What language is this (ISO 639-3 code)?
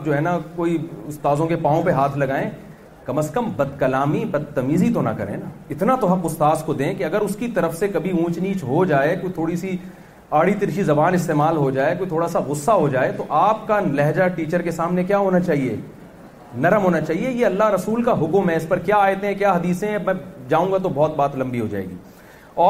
urd